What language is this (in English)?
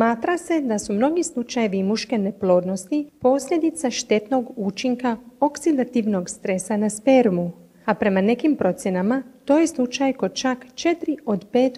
Croatian